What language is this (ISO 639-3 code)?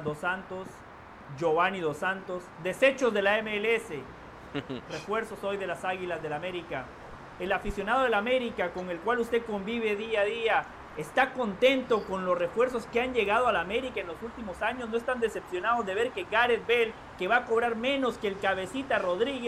spa